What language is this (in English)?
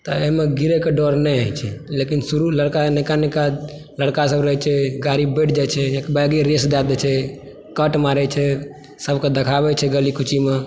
Maithili